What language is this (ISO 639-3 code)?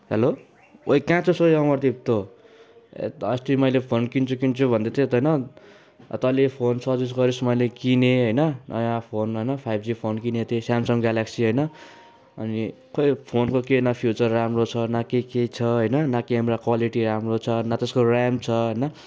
nep